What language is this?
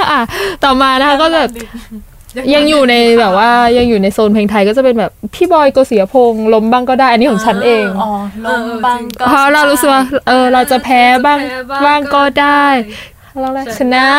Thai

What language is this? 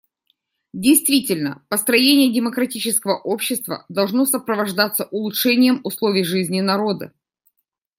Russian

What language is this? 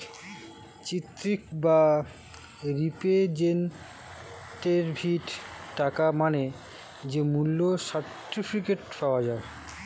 Bangla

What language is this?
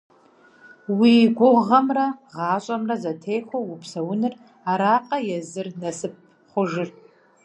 Kabardian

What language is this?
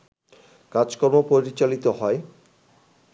Bangla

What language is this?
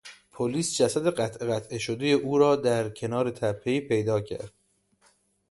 Persian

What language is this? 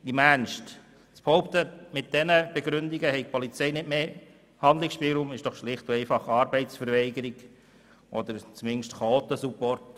Swiss German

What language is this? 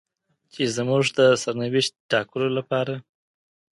Pashto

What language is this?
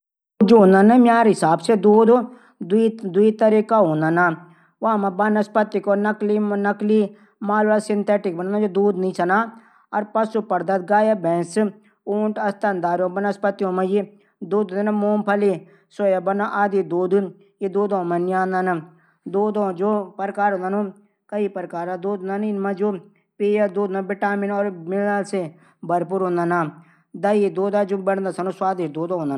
Garhwali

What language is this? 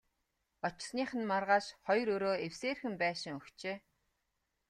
Mongolian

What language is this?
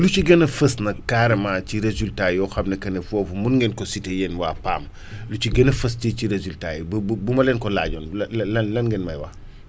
Wolof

